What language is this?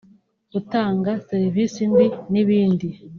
Kinyarwanda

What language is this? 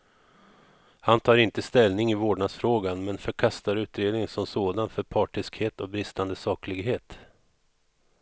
Swedish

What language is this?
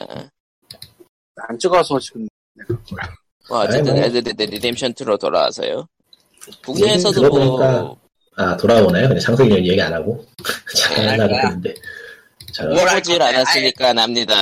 Korean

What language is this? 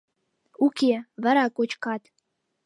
Mari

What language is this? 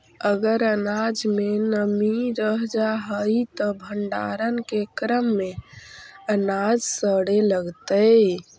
Magahi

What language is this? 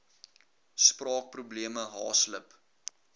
Afrikaans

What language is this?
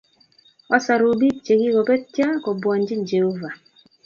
Kalenjin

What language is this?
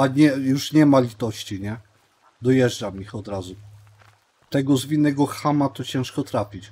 Polish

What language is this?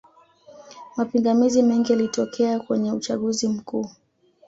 Swahili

